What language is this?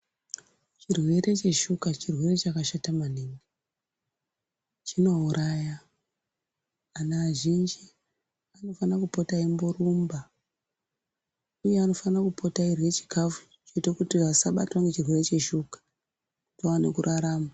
Ndau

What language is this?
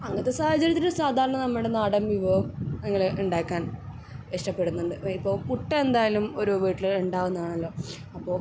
Malayalam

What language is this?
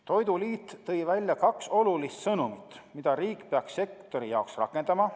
Estonian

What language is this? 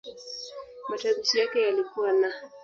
Swahili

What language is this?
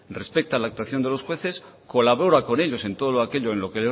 Spanish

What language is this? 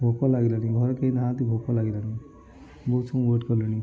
Odia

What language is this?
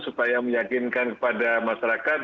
Indonesian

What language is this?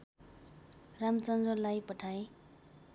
Nepali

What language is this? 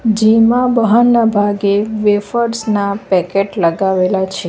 Gujarati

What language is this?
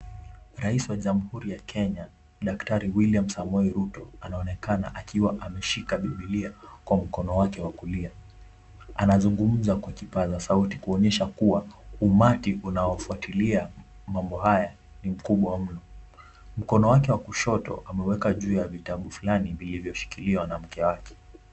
Swahili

